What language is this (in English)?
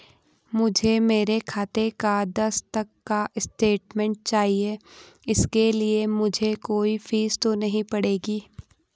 Hindi